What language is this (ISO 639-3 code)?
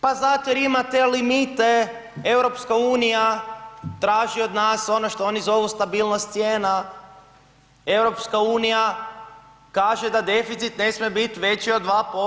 hrv